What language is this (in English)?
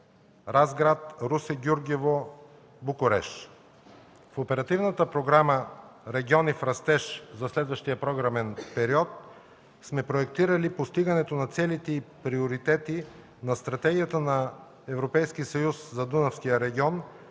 Bulgarian